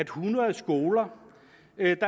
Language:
Danish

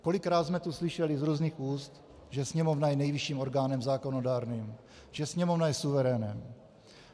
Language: Czech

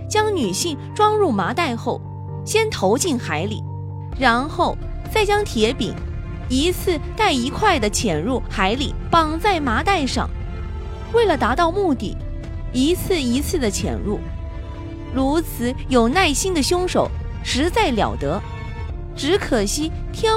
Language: Chinese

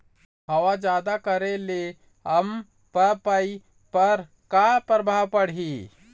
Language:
Chhattisgarhi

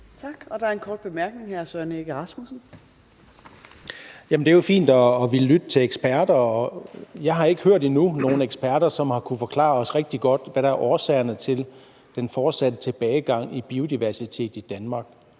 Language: Danish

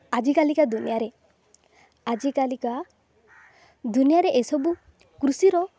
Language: Odia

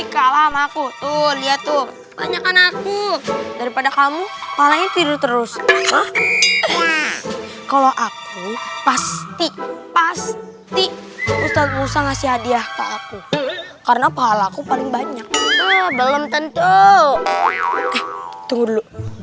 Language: Indonesian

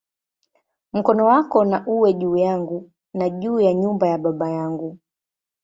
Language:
Swahili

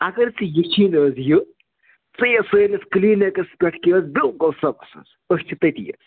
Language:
Kashmiri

